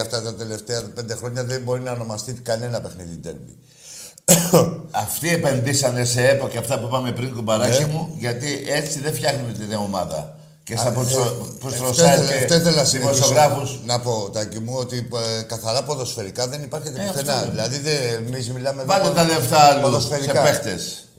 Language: Greek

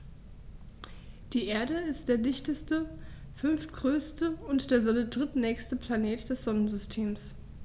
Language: German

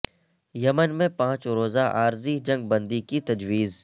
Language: Urdu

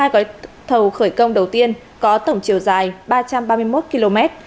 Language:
Vietnamese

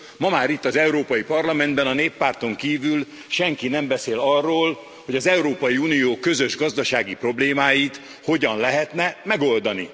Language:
Hungarian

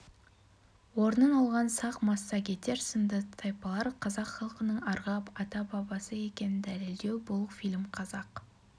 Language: Kazakh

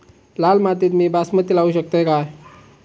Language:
Marathi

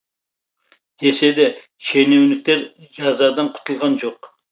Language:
Kazakh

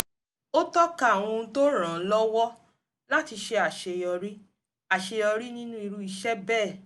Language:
Yoruba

